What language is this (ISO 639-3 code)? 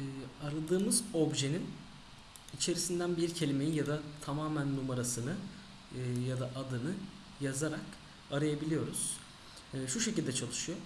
tur